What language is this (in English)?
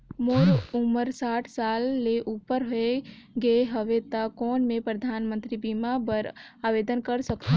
Chhattisgarhi